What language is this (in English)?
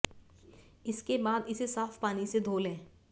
Hindi